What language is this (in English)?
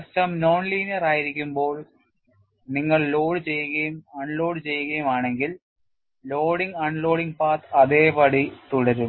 Malayalam